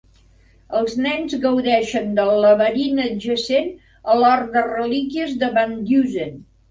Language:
Catalan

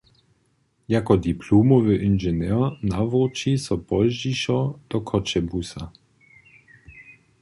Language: Upper Sorbian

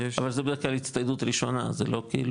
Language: Hebrew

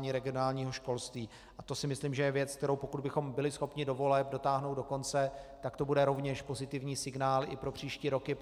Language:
Czech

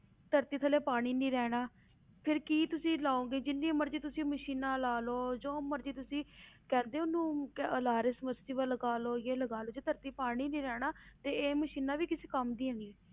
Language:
Punjabi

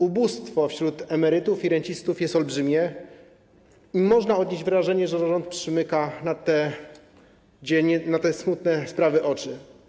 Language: Polish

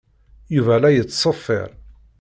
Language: Kabyle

